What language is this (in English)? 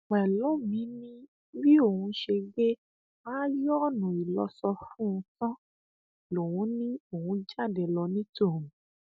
Yoruba